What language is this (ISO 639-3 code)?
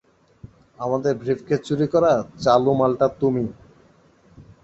ben